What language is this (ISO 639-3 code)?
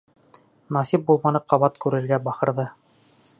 bak